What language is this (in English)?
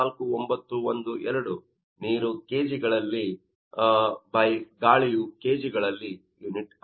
Kannada